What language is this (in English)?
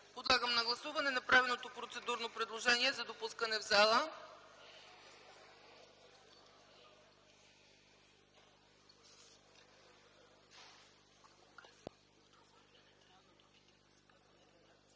Bulgarian